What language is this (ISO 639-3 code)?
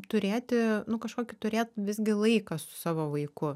lit